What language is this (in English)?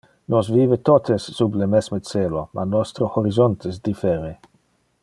Interlingua